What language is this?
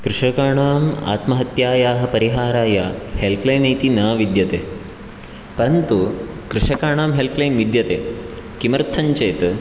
Sanskrit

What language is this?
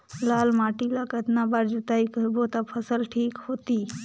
Chhattisgarhi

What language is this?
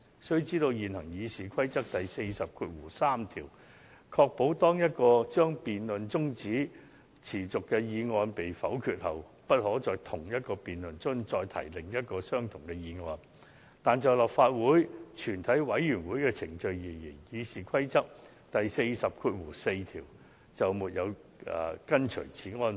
Cantonese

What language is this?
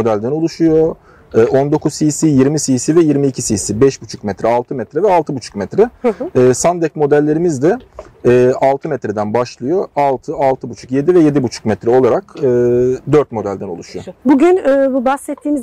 Turkish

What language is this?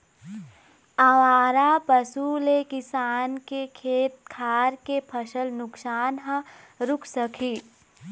Chhattisgarhi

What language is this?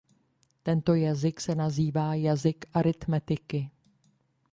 Czech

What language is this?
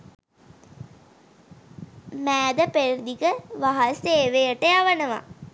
Sinhala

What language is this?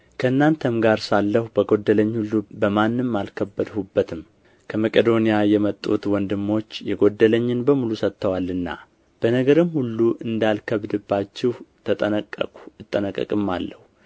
Amharic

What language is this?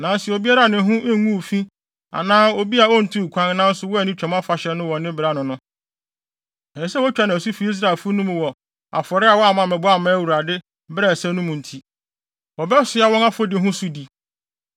Akan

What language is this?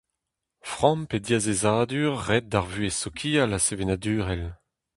Breton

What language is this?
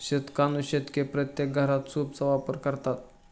Marathi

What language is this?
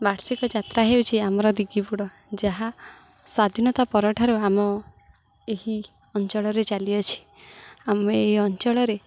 Odia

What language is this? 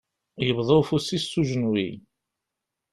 Kabyle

